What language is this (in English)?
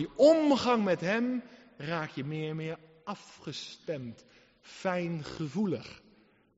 Dutch